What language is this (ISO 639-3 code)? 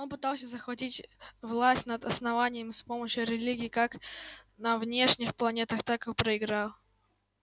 rus